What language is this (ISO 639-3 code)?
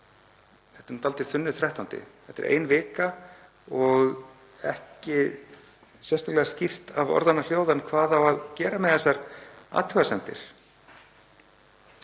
isl